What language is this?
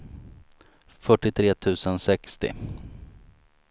Swedish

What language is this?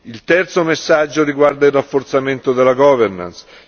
Italian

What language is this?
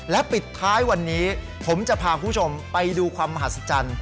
Thai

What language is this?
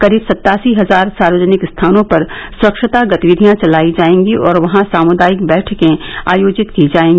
Hindi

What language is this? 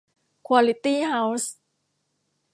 Thai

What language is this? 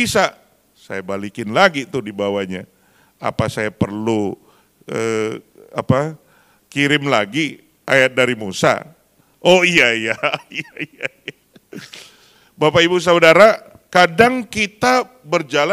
Indonesian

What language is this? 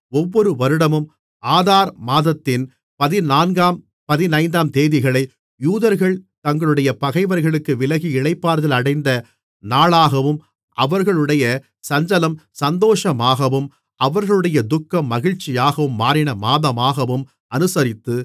Tamil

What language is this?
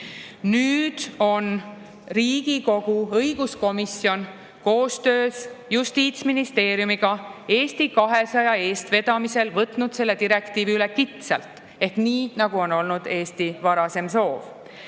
Estonian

